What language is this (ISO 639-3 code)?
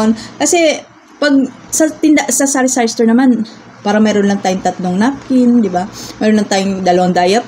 fil